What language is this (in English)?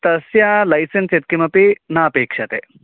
Sanskrit